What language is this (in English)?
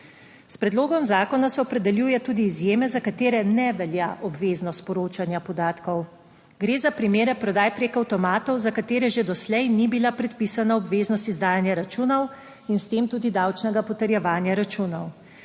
Slovenian